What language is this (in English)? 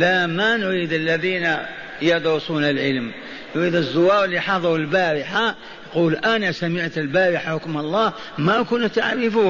Arabic